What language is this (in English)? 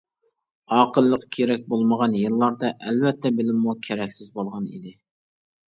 Uyghur